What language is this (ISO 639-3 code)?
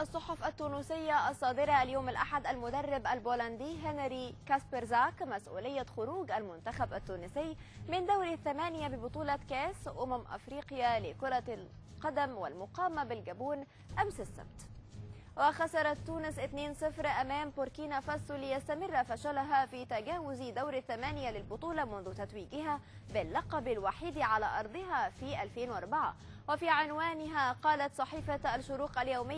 ara